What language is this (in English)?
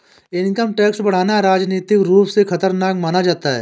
Hindi